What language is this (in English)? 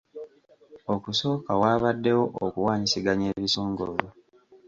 Ganda